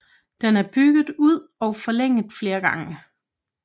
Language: Danish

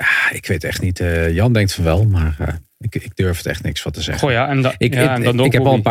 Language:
Dutch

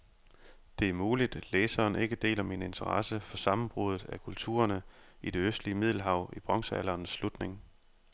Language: Danish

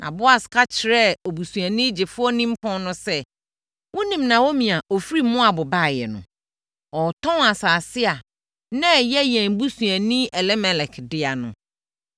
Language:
Akan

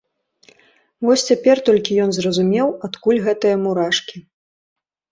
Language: Belarusian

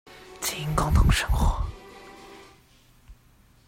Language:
Chinese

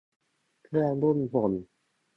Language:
Thai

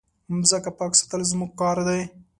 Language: Pashto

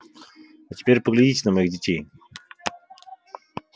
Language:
Russian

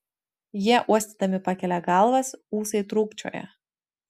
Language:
Lithuanian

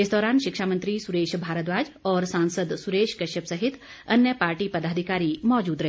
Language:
Hindi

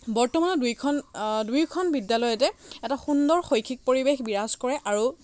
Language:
Assamese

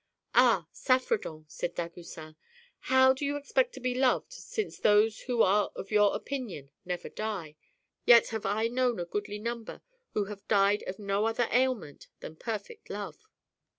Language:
English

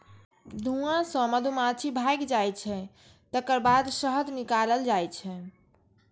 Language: Maithili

